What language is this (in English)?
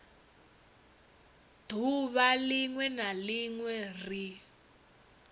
Venda